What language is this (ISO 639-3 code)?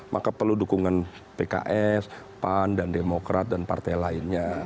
ind